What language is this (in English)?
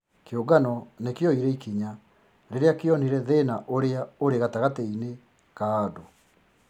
Kikuyu